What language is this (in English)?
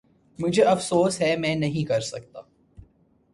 Urdu